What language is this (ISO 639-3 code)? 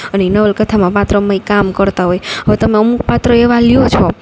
guj